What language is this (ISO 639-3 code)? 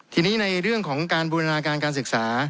tha